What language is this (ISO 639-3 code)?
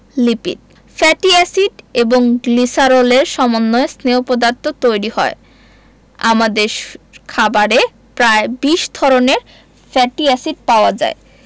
ben